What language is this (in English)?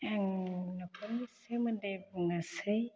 Bodo